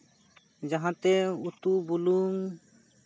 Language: Santali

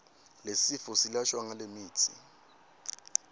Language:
Swati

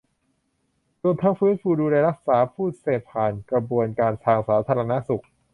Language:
Thai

